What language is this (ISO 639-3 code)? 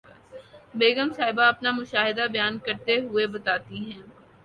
urd